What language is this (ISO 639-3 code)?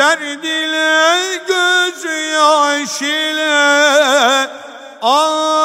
tur